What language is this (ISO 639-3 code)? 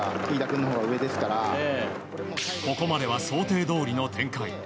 jpn